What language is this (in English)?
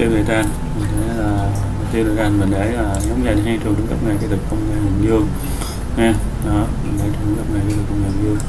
Vietnamese